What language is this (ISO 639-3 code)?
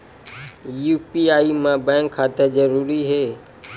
hne